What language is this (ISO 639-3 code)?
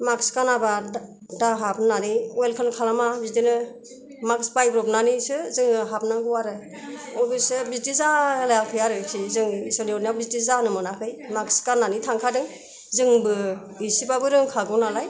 brx